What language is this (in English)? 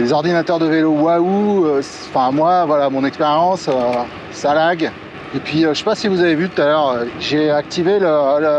French